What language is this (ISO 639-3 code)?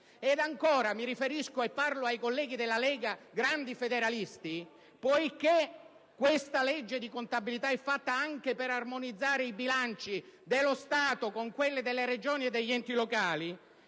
ita